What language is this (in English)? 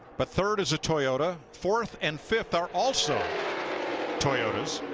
English